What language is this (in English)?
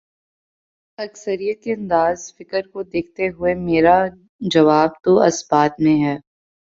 Urdu